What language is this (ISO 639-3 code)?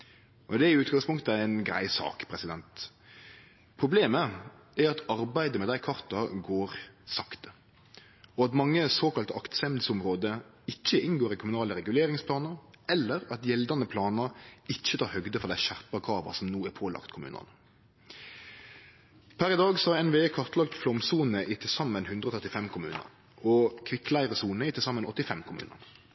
nno